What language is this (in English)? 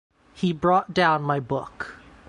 English